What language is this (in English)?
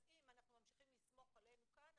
Hebrew